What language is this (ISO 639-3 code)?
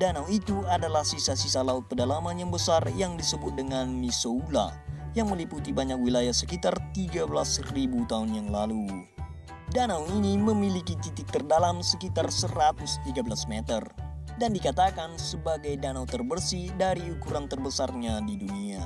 ind